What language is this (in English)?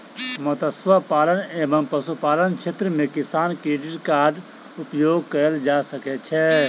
Maithili